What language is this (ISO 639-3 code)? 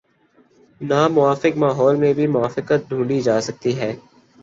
urd